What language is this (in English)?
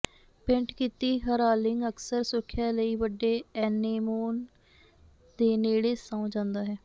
Punjabi